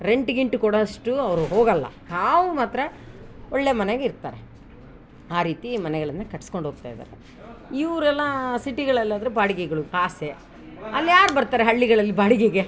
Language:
Kannada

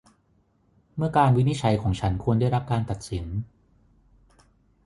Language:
Thai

